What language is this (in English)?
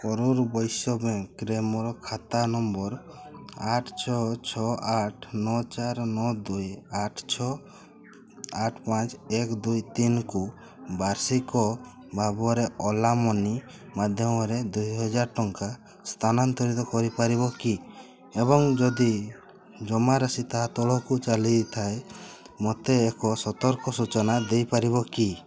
Odia